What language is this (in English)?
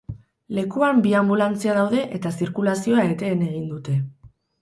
Basque